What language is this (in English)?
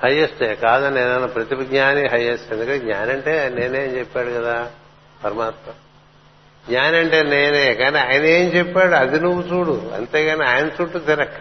Telugu